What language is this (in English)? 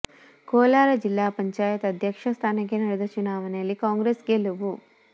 Kannada